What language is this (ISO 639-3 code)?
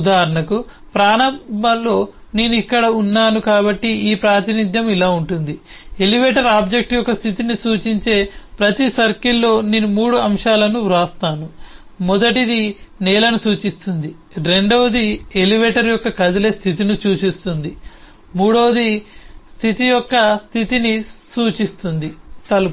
tel